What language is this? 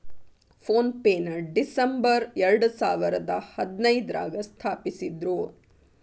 Kannada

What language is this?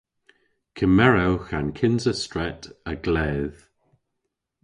Cornish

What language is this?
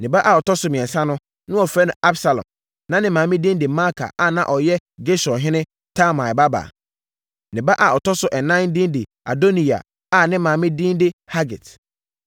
Akan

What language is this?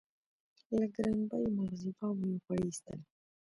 Pashto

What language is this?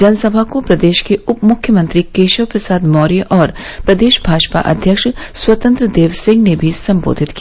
Hindi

